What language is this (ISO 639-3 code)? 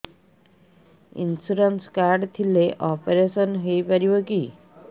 ori